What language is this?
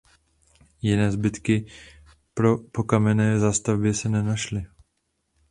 Czech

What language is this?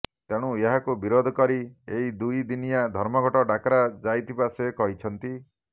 Odia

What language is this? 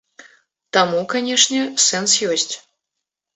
Belarusian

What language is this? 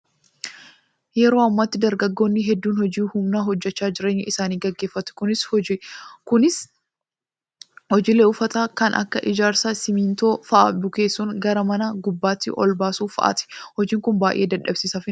Oromo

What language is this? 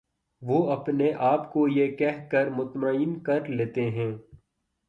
Urdu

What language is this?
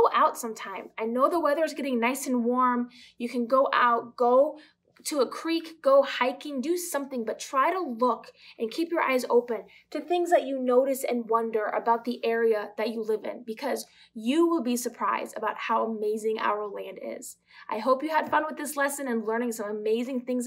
English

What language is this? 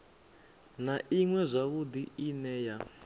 Venda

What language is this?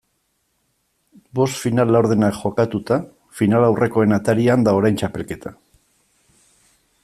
Basque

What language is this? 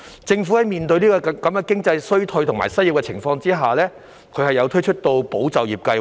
Cantonese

